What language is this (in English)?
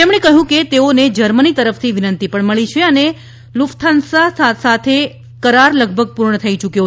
Gujarati